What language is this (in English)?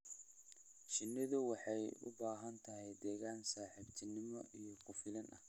Somali